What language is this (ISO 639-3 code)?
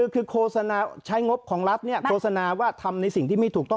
tha